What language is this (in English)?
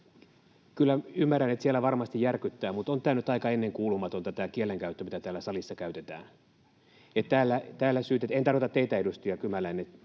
Finnish